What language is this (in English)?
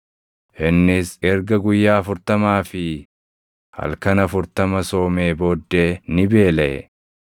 Oromo